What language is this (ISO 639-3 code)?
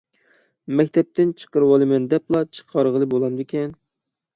uig